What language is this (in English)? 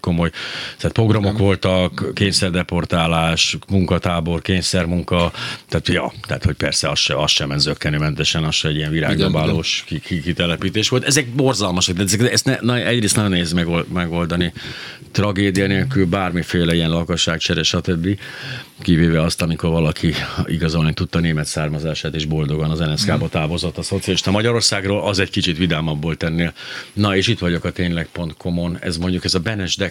Hungarian